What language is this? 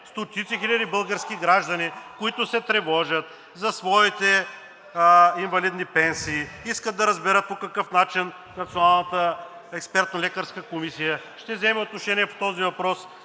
Bulgarian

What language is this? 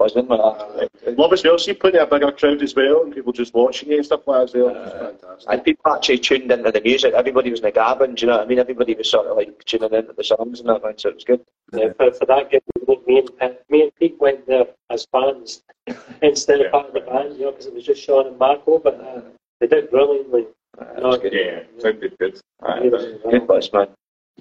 English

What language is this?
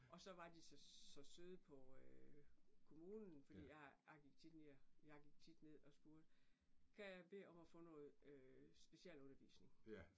Danish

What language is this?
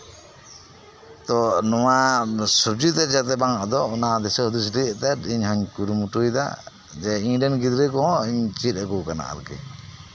Santali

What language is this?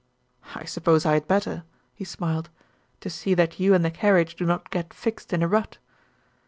English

